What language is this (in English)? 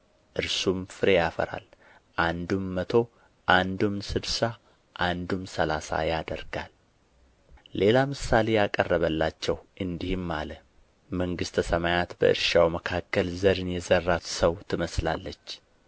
Amharic